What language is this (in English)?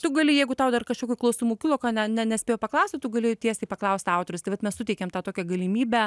Lithuanian